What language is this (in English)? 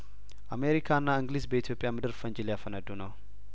Amharic